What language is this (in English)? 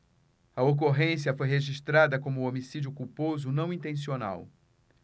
Portuguese